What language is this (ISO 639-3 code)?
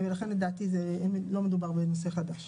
heb